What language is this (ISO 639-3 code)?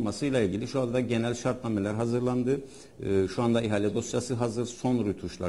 tur